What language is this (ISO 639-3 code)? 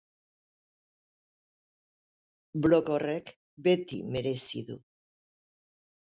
eus